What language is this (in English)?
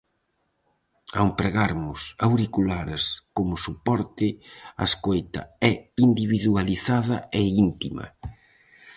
Galician